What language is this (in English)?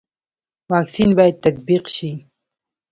Pashto